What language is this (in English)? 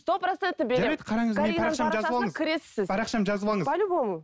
Kazakh